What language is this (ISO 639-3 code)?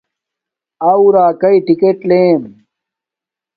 dmk